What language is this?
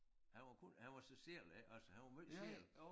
Danish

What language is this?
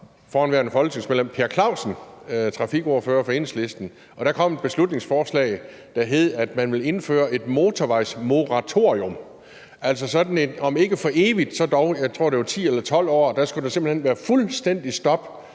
Danish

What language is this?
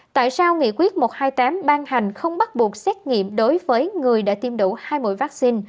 Vietnamese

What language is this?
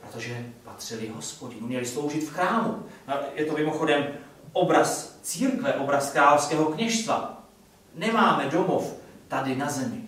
Czech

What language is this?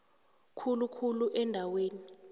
South Ndebele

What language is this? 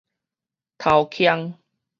Min Nan Chinese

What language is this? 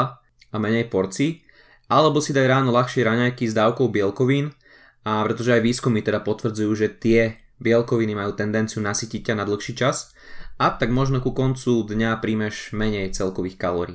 Slovak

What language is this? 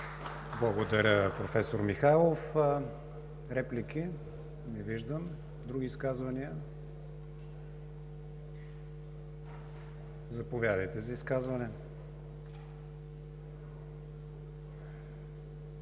Bulgarian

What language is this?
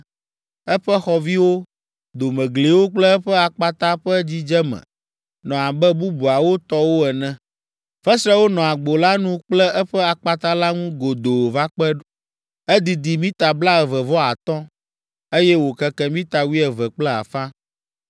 Ewe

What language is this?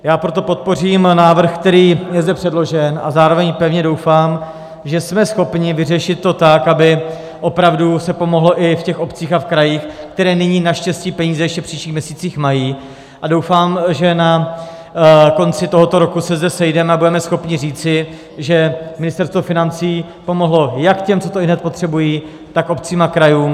Czech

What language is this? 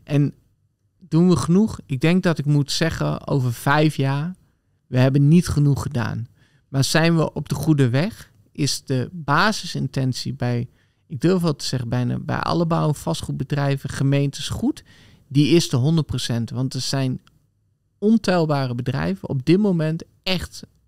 Dutch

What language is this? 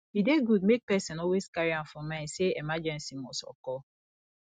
Nigerian Pidgin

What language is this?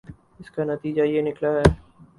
Urdu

